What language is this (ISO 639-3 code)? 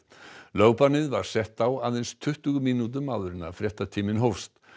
isl